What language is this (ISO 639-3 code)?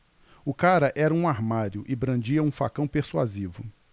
por